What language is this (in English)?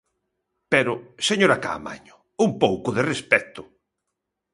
Galician